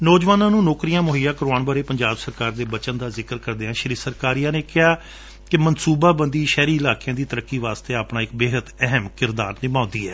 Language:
Punjabi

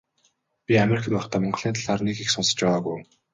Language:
Mongolian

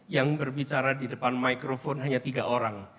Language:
Indonesian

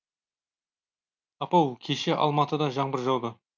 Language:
Kazakh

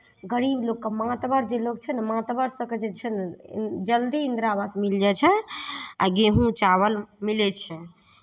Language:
Maithili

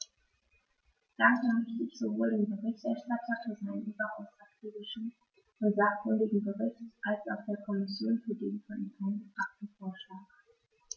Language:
German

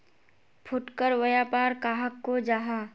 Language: Magahi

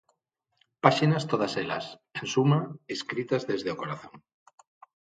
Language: Galician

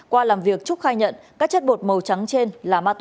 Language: Vietnamese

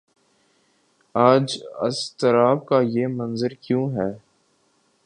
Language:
Urdu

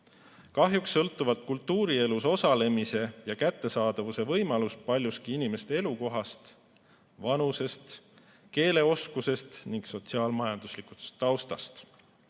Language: Estonian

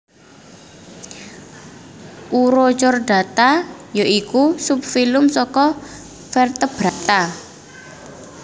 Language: Javanese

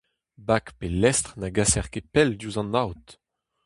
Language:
Breton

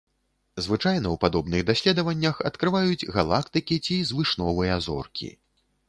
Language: Belarusian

